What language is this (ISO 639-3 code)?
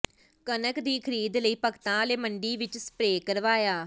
pan